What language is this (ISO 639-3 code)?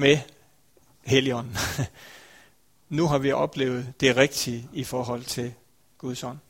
dan